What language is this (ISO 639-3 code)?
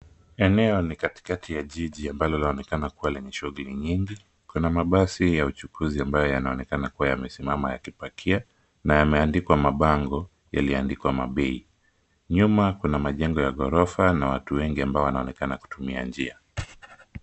swa